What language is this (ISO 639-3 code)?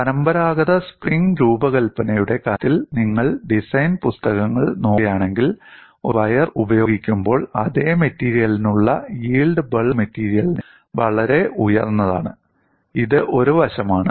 mal